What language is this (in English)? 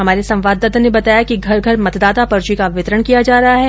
Hindi